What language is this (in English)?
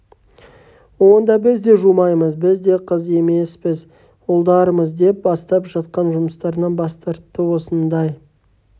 Kazakh